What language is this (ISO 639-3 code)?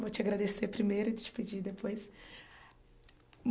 por